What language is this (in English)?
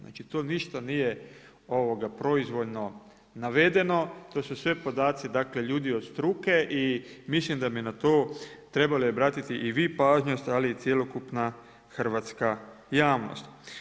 Croatian